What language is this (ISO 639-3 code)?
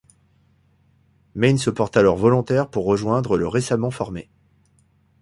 fra